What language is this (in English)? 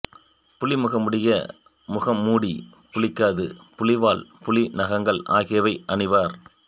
Tamil